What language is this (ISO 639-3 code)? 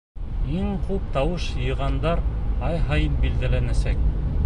bak